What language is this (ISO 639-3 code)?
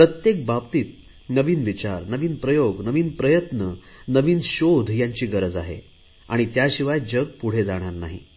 mar